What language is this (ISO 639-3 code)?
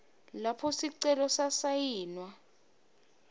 ssw